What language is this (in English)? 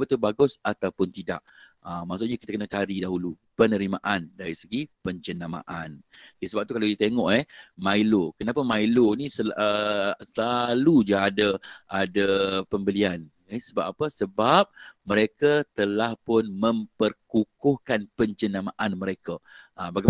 Malay